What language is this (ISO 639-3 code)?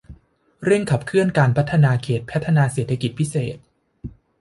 tha